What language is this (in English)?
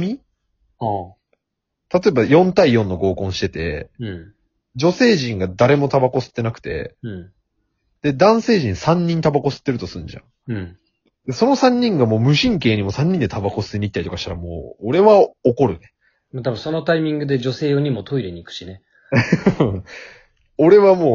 Japanese